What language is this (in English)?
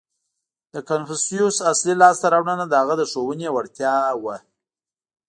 Pashto